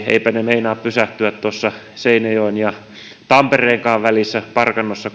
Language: Finnish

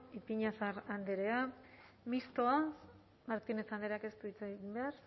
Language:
Basque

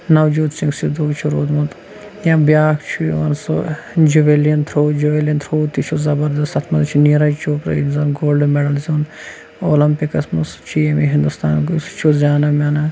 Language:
Kashmiri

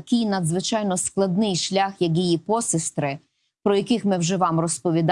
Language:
Ukrainian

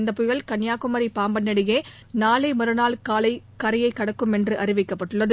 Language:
Tamil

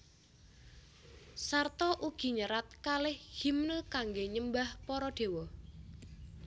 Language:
Javanese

